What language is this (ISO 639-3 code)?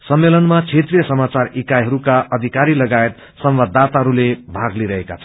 nep